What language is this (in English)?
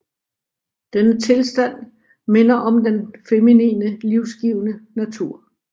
Danish